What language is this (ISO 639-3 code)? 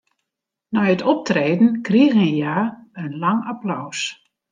fry